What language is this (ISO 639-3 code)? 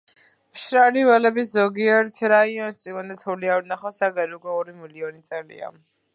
kat